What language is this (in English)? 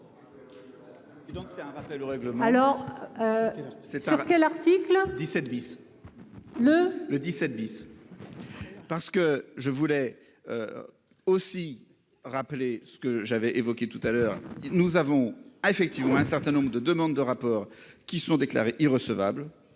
French